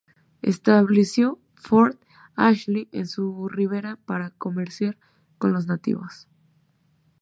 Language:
Spanish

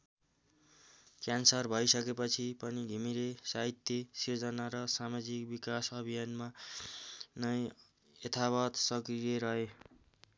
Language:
Nepali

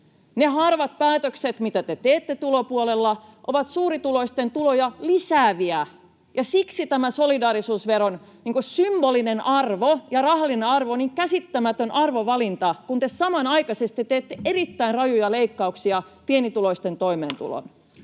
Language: Finnish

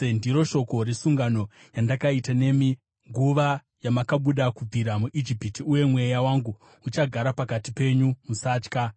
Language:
Shona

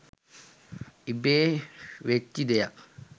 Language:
Sinhala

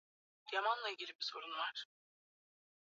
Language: Swahili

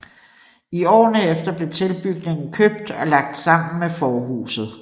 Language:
Danish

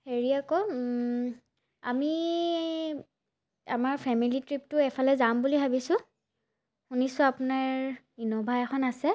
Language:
Assamese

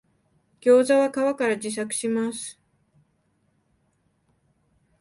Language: Japanese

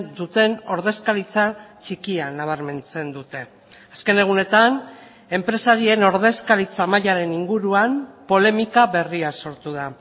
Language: Basque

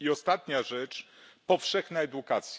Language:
Polish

